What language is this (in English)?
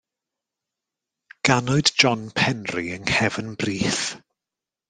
Welsh